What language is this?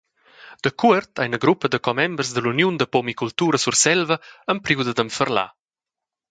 Romansh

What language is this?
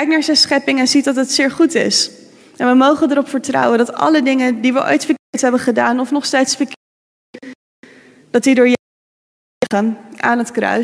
Dutch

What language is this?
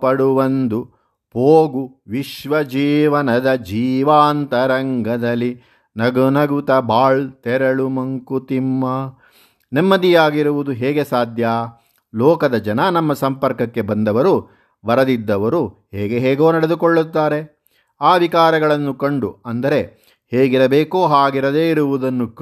Kannada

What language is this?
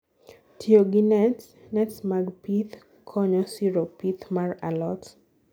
Luo (Kenya and Tanzania)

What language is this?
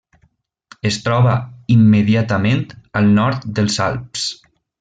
Catalan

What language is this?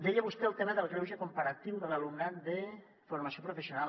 Catalan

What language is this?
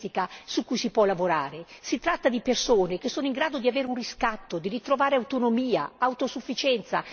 Italian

